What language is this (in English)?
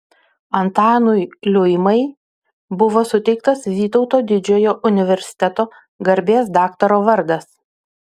Lithuanian